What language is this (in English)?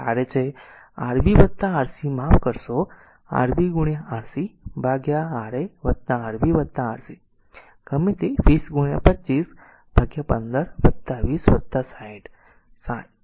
Gujarati